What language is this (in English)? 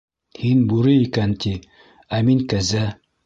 Bashkir